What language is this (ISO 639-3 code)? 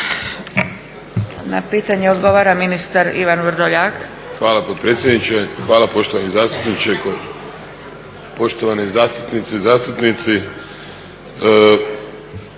hrv